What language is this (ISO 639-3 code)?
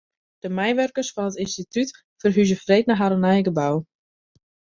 fry